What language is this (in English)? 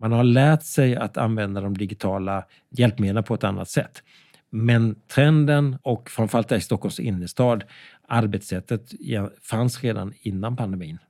Swedish